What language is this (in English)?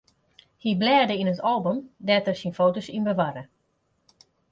Western Frisian